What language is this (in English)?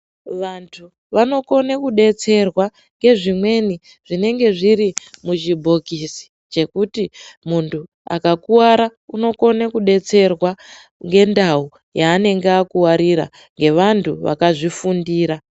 Ndau